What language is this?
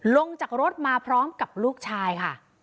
Thai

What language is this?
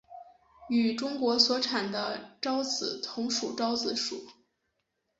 Chinese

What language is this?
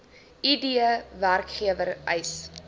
Afrikaans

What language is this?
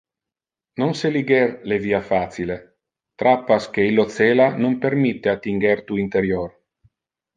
Interlingua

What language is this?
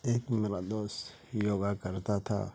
Urdu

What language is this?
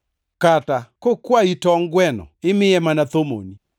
Luo (Kenya and Tanzania)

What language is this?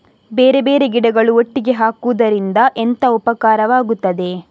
Kannada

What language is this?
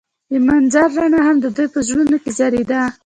Pashto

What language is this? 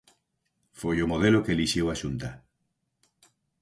Galician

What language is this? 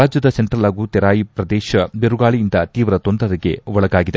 Kannada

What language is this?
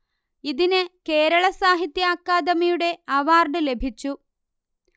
Malayalam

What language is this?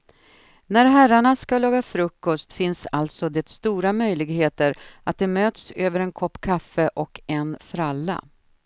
Swedish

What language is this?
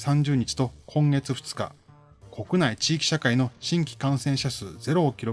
Japanese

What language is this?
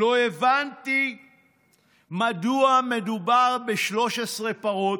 Hebrew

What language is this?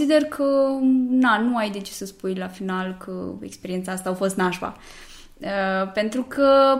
Romanian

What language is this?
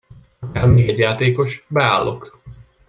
Hungarian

